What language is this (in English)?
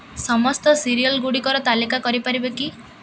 Odia